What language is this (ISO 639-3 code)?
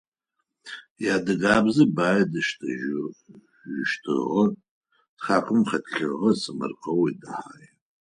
ady